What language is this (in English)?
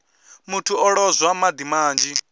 Venda